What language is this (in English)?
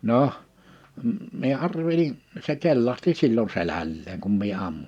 Finnish